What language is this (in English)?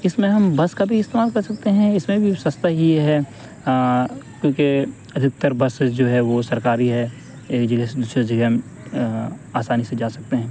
Urdu